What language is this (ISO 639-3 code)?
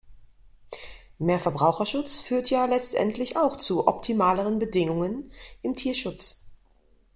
deu